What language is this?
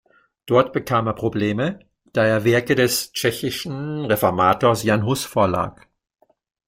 German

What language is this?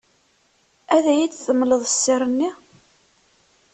Kabyle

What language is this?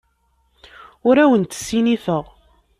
Kabyle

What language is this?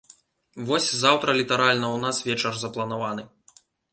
Belarusian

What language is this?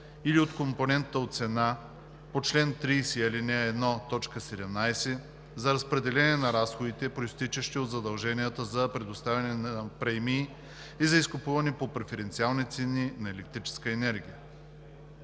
Bulgarian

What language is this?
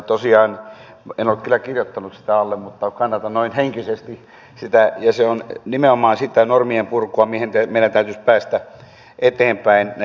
Finnish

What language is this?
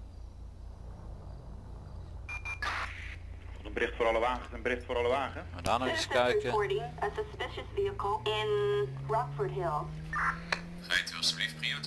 Dutch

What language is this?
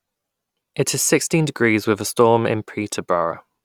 English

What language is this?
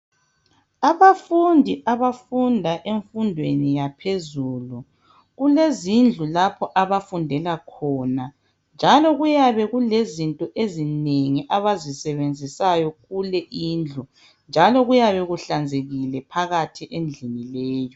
North Ndebele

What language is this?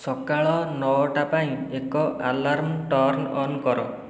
Odia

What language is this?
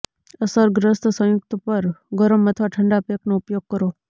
Gujarati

